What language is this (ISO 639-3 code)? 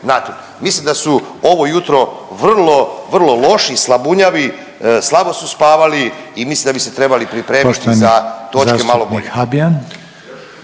hrv